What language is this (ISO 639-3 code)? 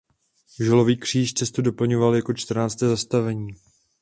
ces